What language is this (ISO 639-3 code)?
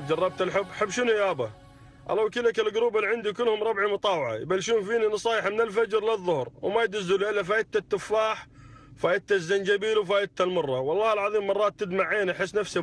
ara